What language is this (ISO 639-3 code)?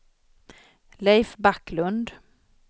swe